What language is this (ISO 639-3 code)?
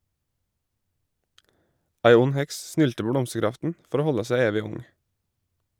nor